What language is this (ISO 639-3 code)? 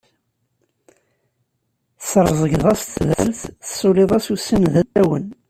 kab